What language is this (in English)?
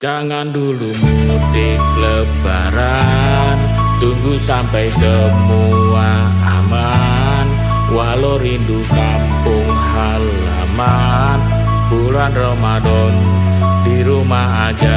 Indonesian